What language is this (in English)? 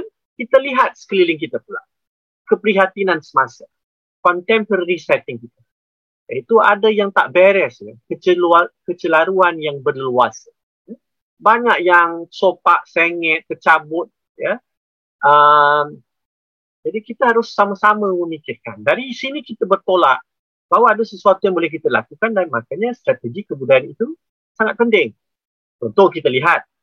Malay